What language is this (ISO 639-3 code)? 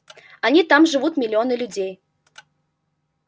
rus